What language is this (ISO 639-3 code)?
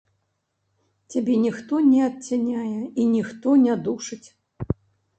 bel